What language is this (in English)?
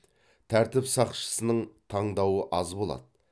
Kazakh